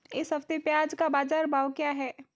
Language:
Hindi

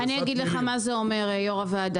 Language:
Hebrew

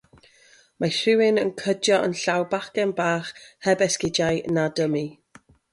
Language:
Welsh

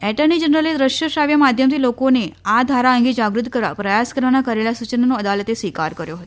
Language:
Gujarati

